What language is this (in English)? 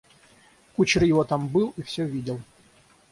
Russian